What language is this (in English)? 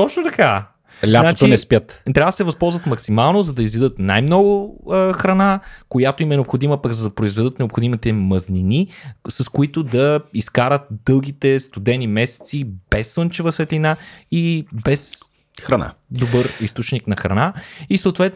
Bulgarian